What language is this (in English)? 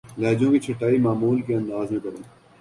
Urdu